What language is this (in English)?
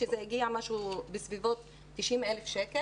Hebrew